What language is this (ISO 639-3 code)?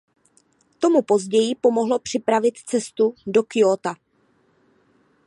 ces